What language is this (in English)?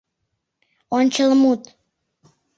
Mari